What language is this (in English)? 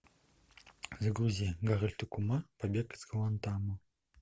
Russian